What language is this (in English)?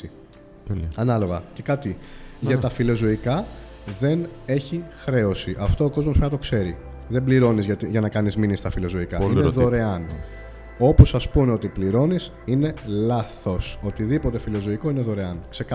Greek